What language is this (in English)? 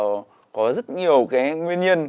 Vietnamese